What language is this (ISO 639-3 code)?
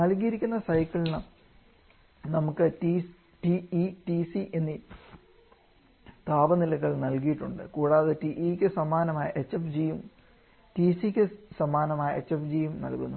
mal